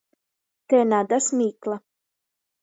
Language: Latgalian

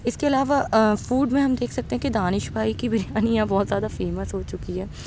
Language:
Urdu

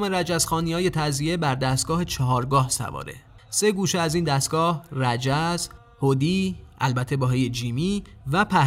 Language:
Persian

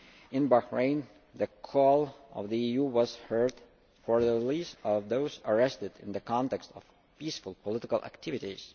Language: English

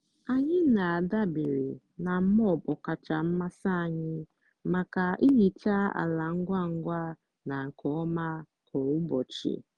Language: Igbo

